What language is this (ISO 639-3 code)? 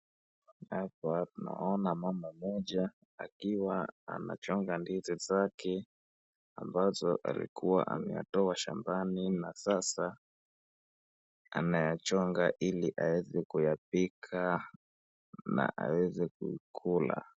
swa